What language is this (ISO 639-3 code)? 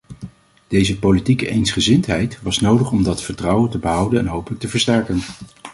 nld